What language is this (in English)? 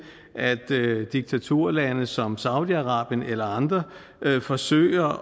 Danish